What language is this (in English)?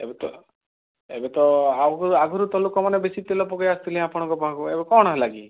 Odia